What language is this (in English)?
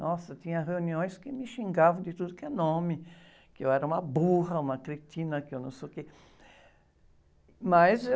Portuguese